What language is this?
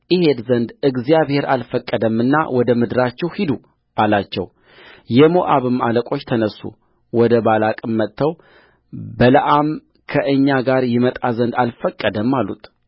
Amharic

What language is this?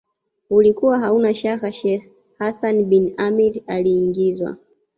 Swahili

